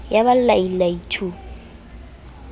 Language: Southern Sotho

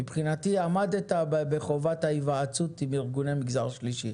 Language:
Hebrew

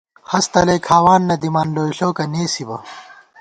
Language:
Gawar-Bati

